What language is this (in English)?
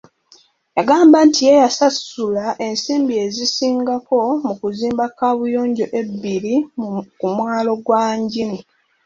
Ganda